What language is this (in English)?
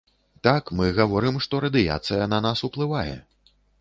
Belarusian